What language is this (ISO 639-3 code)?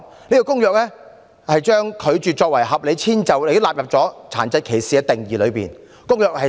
yue